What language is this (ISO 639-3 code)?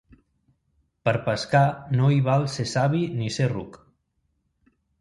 cat